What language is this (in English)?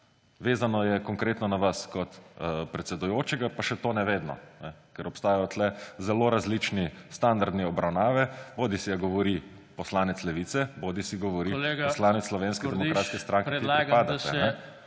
Slovenian